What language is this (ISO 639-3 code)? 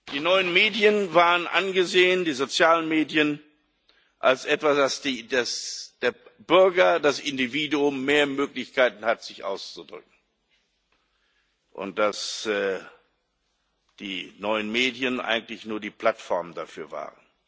deu